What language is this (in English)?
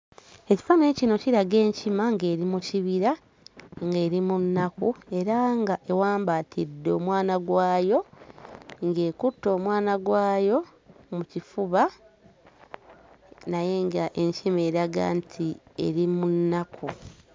Ganda